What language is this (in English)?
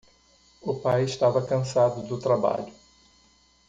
Portuguese